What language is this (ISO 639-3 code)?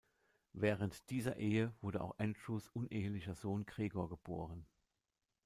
deu